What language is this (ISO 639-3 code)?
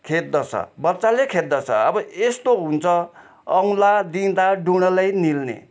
nep